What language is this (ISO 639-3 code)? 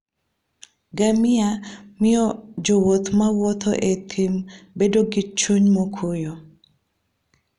luo